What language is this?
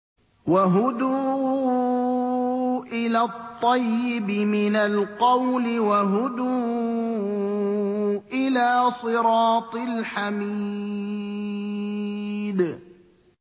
Arabic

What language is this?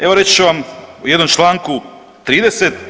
Croatian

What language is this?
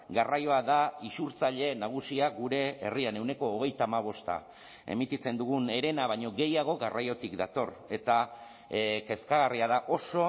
Basque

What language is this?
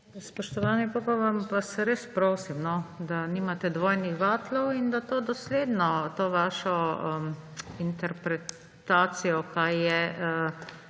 Slovenian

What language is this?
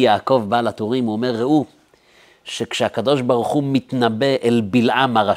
Hebrew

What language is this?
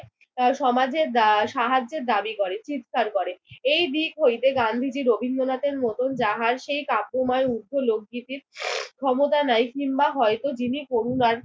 Bangla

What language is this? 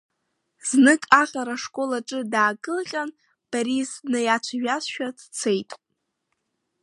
Abkhazian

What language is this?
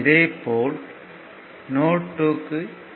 Tamil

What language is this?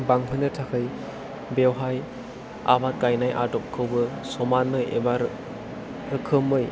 Bodo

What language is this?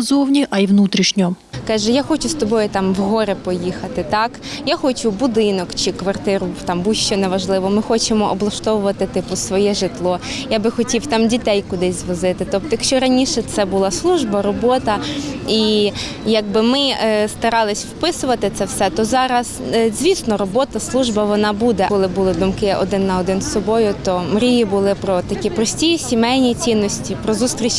Ukrainian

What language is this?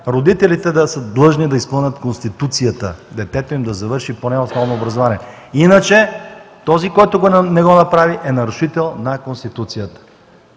Bulgarian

